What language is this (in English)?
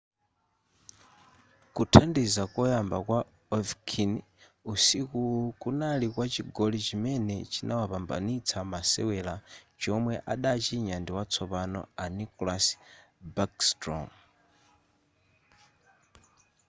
Nyanja